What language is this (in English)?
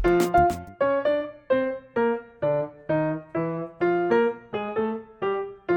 Filipino